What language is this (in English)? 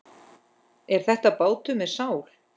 Icelandic